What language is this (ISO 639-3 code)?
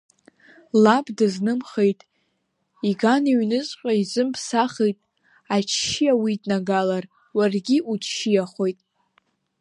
abk